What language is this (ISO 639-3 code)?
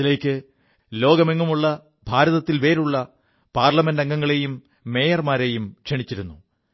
mal